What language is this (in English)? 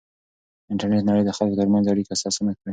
Pashto